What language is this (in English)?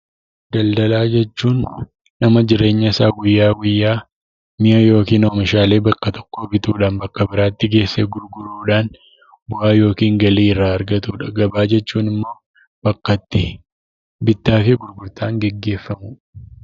Oromo